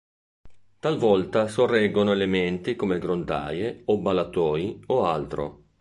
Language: Italian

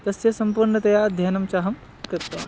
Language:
Sanskrit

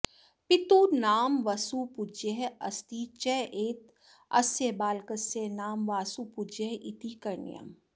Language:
Sanskrit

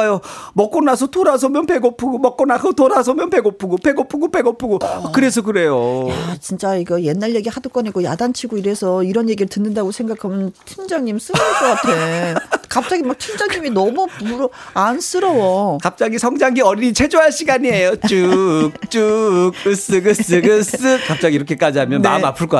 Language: Korean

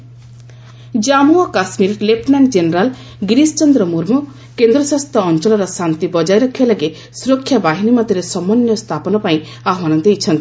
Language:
Odia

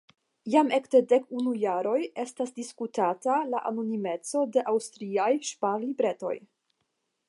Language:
Esperanto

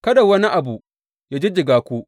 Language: Hausa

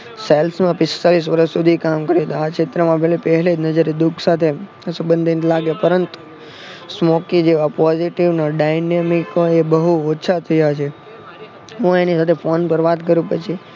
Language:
Gujarati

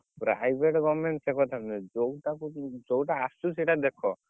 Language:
Odia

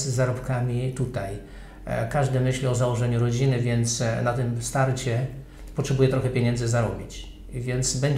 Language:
Polish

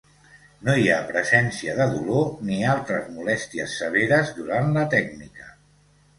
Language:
Catalan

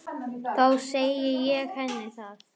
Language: Icelandic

